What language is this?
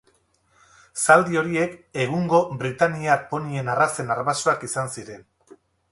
Basque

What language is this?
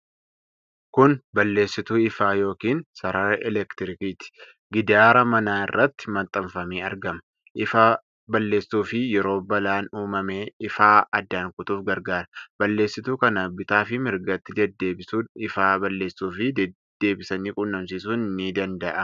Oromo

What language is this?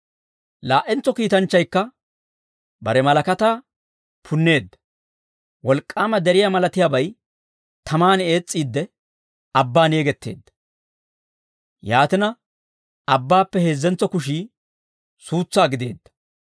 Dawro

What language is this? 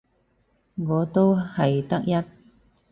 Cantonese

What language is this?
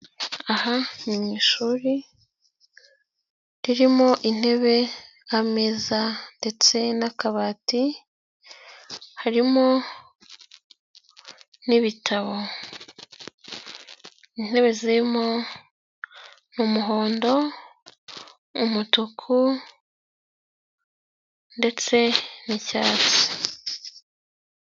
Kinyarwanda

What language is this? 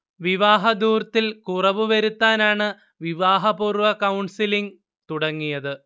Malayalam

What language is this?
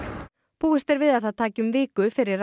Icelandic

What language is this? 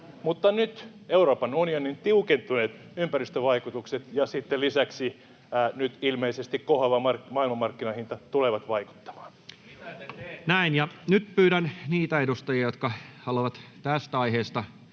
Finnish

